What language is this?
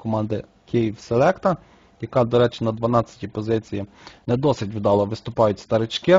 Ukrainian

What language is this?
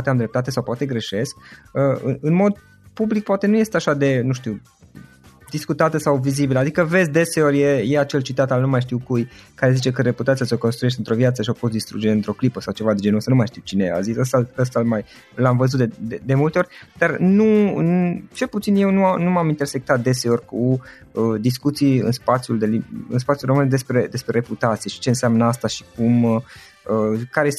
Romanian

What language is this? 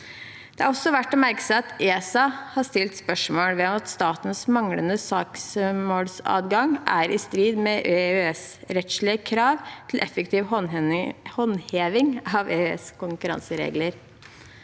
Norwegian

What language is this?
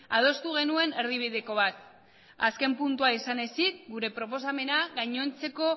Basque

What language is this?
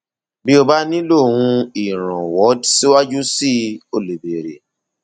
Yoruba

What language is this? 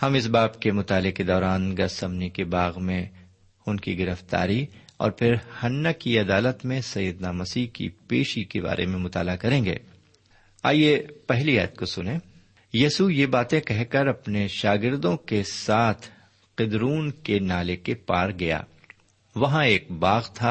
Urdu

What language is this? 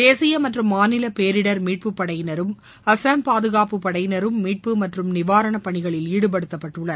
Tamil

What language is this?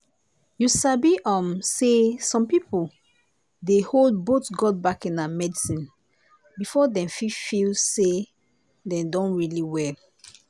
Nigerian Pidgin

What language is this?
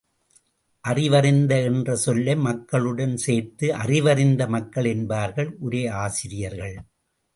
Tamil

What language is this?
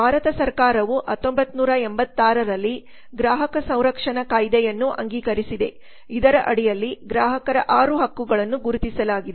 Kannada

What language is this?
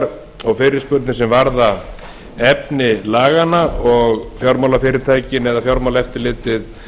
Icelandic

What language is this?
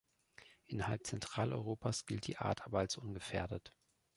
German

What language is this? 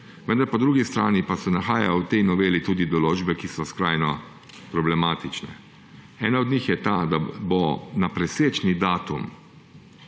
Slovenian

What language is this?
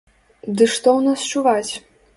Belarusian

